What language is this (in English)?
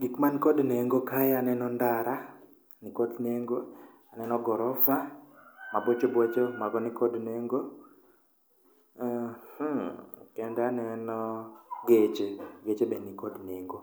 Luo (Kenya and Tanzania)